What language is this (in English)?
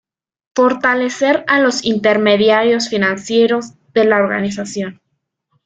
Spanish